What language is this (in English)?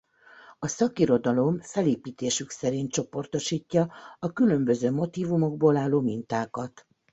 Hungarian